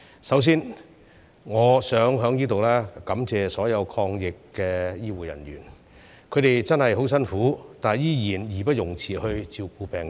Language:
Cantonese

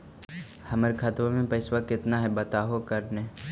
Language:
Magahi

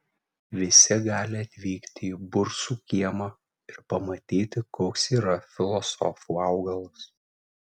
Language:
Lithuanian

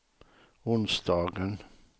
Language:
Swedish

